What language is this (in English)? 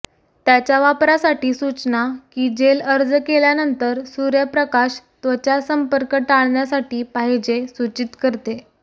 Marathi